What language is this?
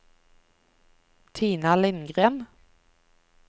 Norwegian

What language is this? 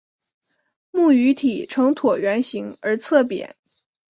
Chinese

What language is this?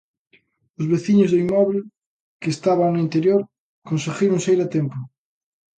Galician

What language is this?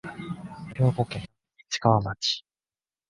Japanese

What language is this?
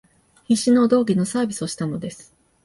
Japanese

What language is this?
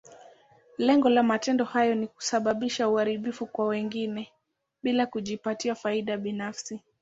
Swahili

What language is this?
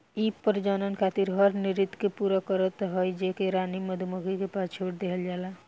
Bhojpuri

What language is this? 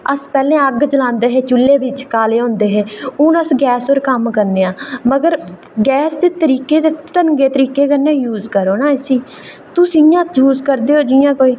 Dogri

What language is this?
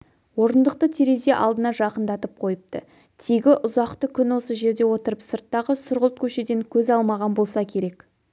Kazakh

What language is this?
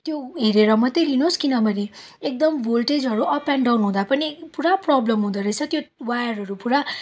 Nepali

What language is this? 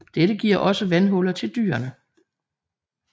Danish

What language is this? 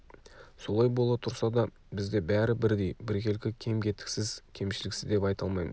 Kazakh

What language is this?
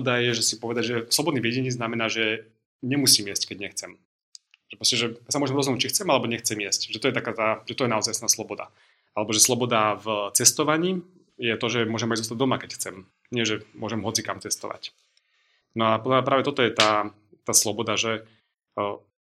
Slovak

